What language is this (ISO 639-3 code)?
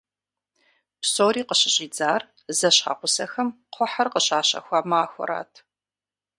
kbd